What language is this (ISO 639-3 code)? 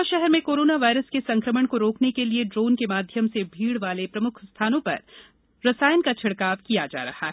hin